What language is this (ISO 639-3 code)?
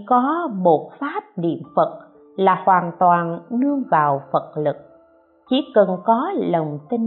vie